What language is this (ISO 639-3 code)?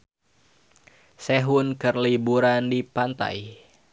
sun